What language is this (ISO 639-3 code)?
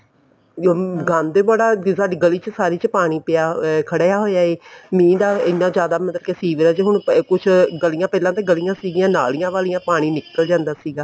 pan